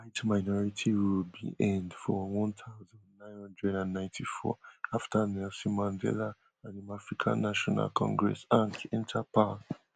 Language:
Nigerian Pidgin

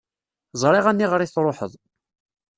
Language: Kabyle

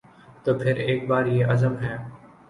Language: Urdu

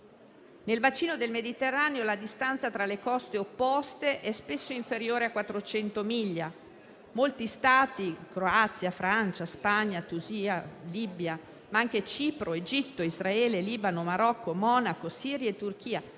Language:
Italian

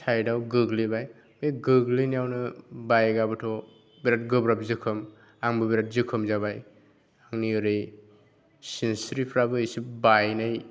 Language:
Bodo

